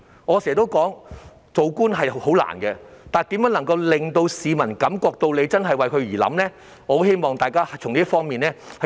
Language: Cantonese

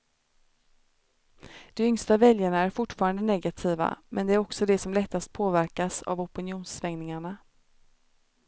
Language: Swedish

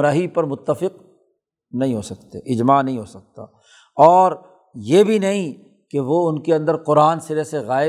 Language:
Urdu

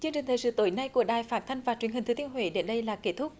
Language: Vietnamese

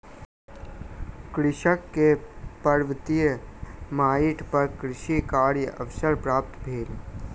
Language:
Maithili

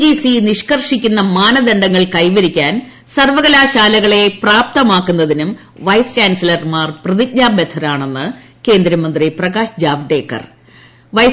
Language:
Malayalam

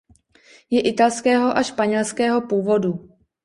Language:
Czech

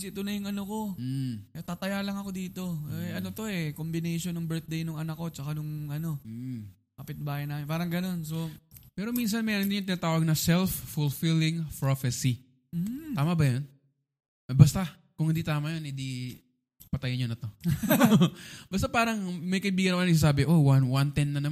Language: Filipino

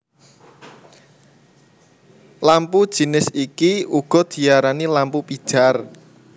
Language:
Javanese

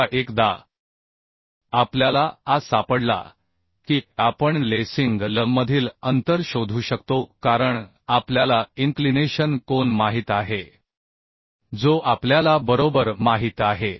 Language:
Marathi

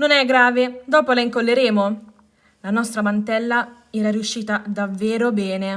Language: Italian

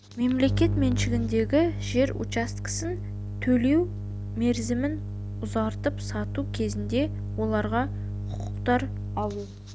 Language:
Kazakh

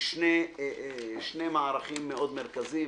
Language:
Hebrew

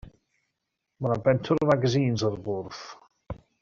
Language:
Welsh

